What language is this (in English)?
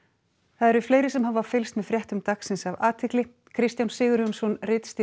Icelandic